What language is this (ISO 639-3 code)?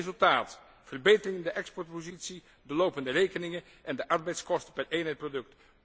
nld